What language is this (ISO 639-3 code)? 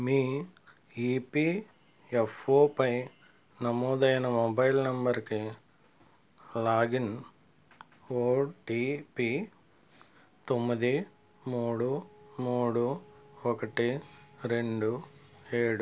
tel